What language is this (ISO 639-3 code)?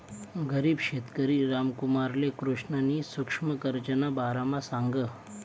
mar